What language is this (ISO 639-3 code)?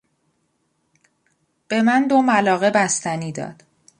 fas